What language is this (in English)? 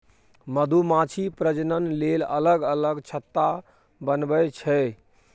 Maithili